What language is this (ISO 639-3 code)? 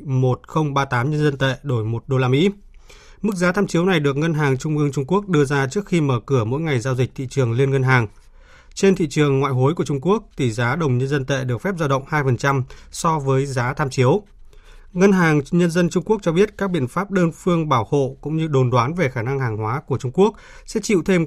vie